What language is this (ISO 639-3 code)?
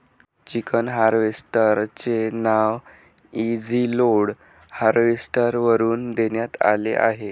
mar